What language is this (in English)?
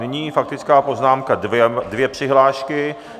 Czech